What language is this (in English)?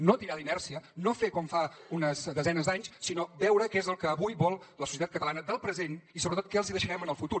Catalan